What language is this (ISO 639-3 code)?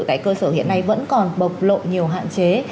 vie